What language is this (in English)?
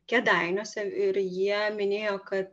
Lithuanian